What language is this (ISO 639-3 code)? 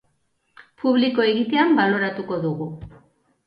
eus